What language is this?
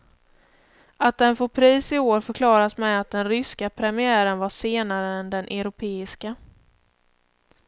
Swedish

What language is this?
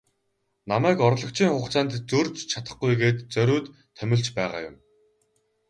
Mongolian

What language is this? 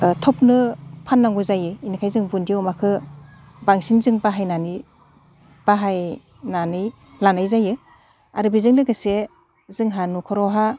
Bodo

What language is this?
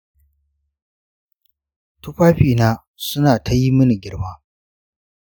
Hausa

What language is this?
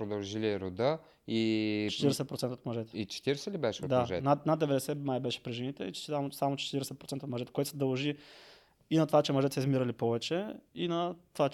Bulgarian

